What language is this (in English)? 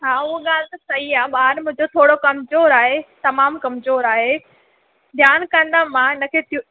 Sindhi